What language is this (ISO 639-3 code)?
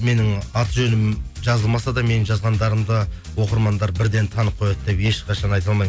kaz